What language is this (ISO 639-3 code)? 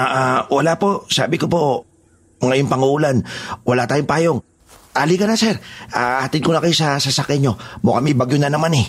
fil